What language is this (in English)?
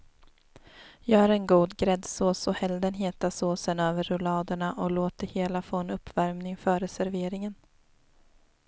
Swedish